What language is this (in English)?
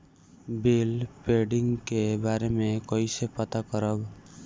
Bhojpuri